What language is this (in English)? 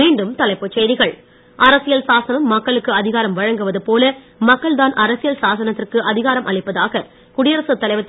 Tamil